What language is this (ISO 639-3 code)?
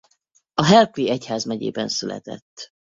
hun